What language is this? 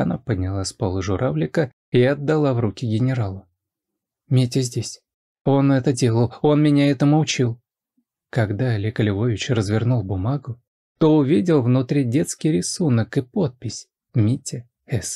Russian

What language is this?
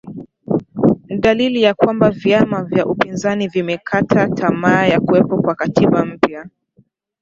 Swahili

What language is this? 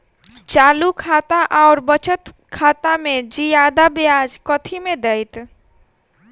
Maithili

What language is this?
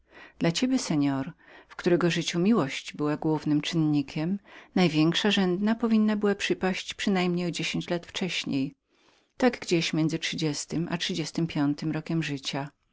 Polish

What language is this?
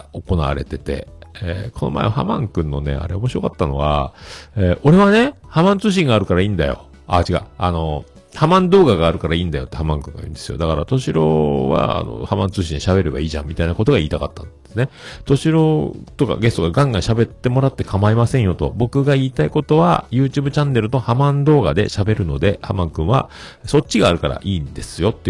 Japanese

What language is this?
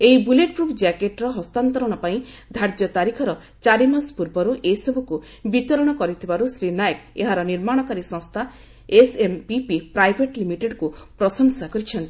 Odia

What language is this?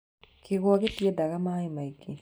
Kikuyu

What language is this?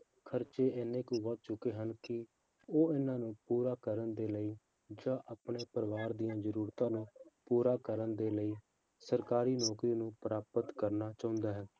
Punjabi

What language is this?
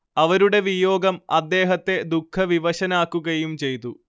Malayalam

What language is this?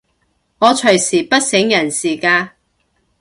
Cantonese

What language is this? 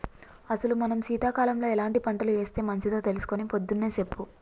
Telugu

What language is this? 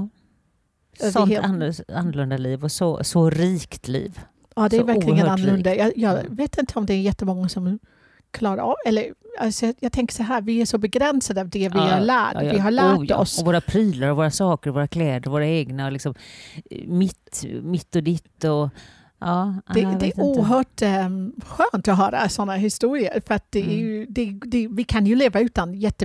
Swedish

